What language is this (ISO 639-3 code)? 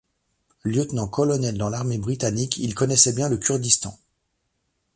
fra